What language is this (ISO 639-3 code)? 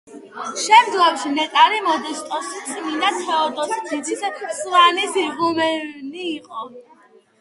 kat